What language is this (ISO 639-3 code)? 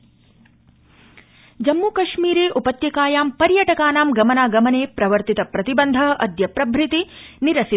san